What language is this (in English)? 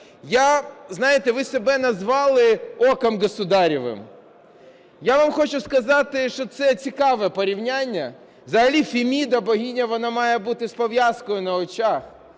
Ukrainian